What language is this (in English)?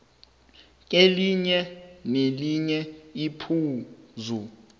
South Ndebele